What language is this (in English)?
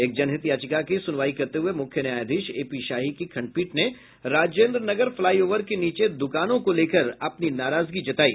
Hindi